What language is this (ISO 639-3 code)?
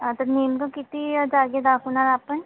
mar